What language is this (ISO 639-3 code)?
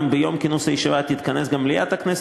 heb